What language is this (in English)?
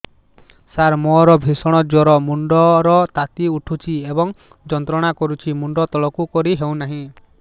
Odia